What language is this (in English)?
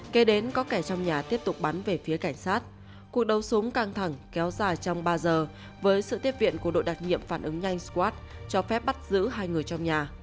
Vietnamese